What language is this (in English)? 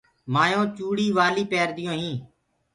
Gurgula